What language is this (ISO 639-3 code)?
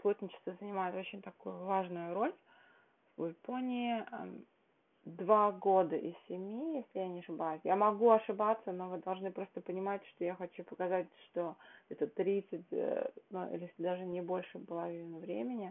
rus